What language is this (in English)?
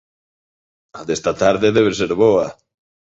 Galician